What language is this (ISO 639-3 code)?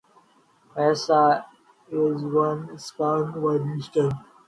urd